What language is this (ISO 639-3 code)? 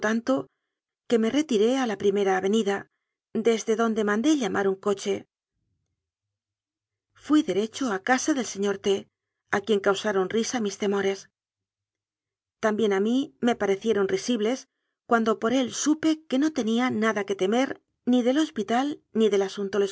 spa